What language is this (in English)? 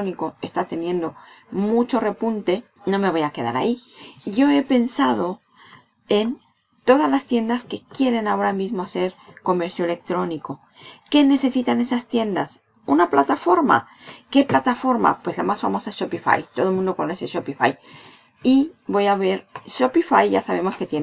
Spanish